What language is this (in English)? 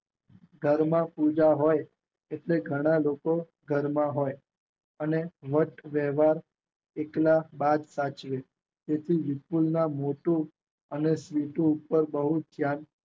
Gujarati